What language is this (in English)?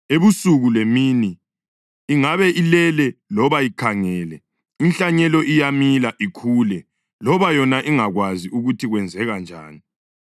North Ndebele